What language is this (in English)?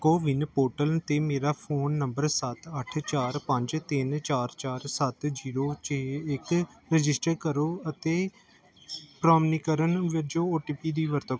Punjabi